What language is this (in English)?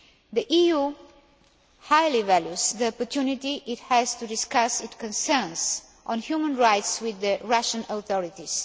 English